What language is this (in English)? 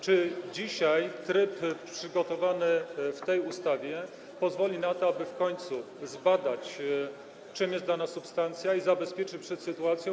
Polish